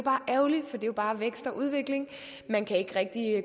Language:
Danish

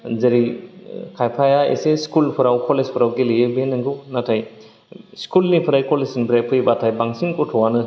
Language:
Bodo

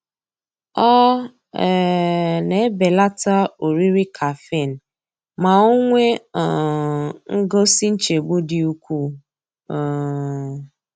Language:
Igbo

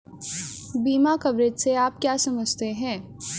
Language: Hindi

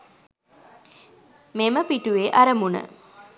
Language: Sinhala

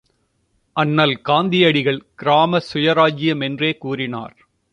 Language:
Tamil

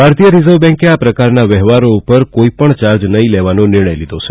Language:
Gujarati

